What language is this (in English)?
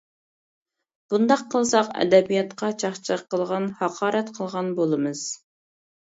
Uyghur